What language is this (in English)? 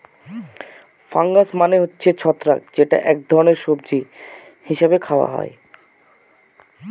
Bangla